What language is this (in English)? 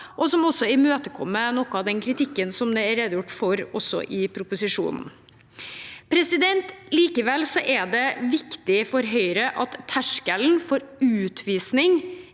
Norwegian